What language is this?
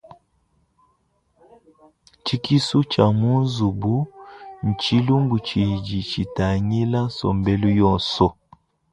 Luba-Lulua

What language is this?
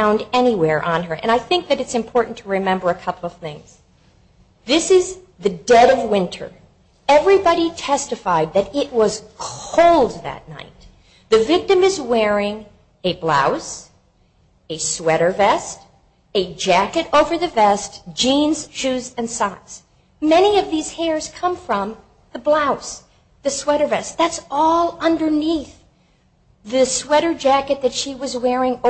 English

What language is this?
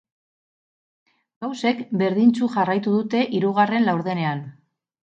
Basque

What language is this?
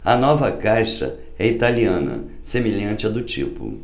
Portuguese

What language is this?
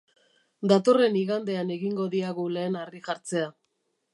Basque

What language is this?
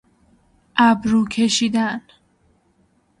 Persian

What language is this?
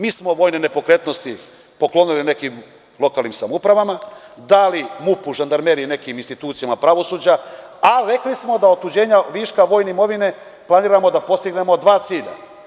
Serbian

